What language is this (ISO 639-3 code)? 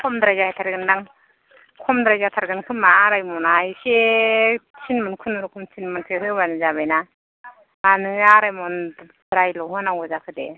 brx